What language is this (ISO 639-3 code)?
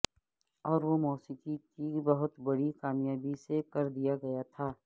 urd